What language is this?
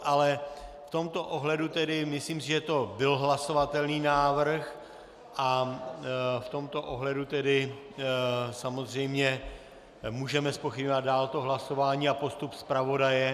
Czech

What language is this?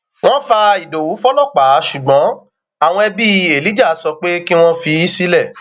Yoruba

